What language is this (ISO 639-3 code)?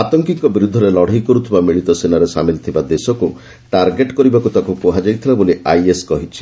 ori